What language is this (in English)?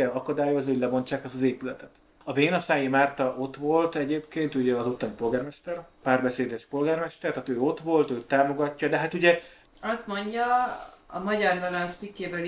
Hungarian